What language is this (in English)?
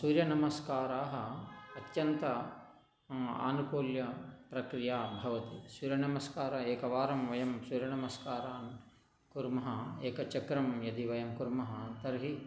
Sanskrit